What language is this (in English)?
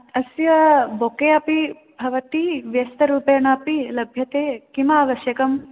Sanskrit